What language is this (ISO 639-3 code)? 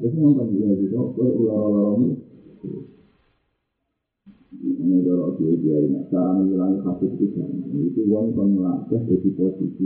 ind